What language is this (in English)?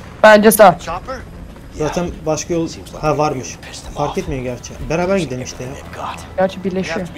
Turkish